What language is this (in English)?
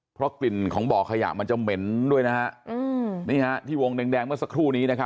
Thai